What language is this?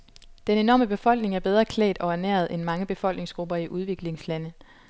Danish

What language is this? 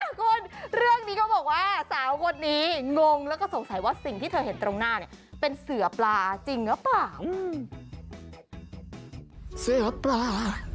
Thai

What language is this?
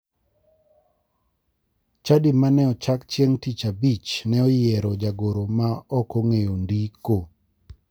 Luo (Kenya and Tanzania)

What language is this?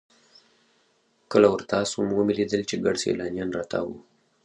Pashto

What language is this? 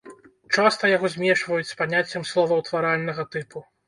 Belarusian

